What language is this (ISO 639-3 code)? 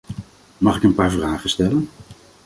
nld